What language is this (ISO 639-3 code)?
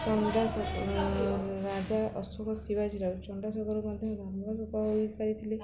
ori